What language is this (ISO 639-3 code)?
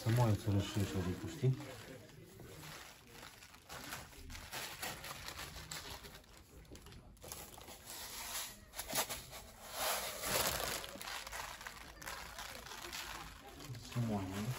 ron